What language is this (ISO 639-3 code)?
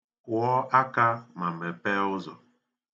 ibo